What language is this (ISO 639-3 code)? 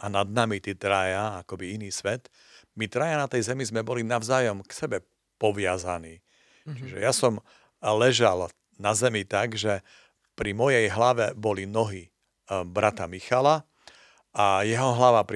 slk